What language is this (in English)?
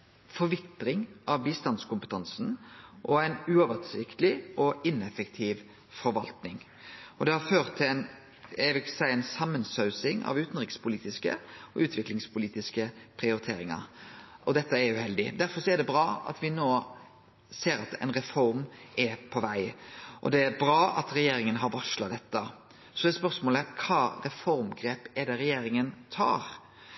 Norwegian Nynorsk